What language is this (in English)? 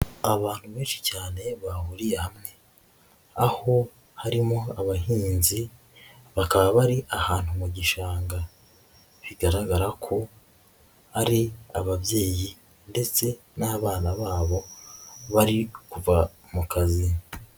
Kinyarwanda